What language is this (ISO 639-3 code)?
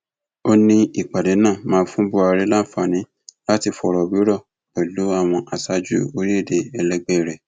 yor